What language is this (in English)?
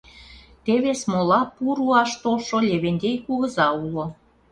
Mari